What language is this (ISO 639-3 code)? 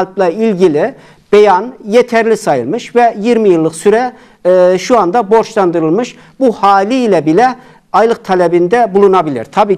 tur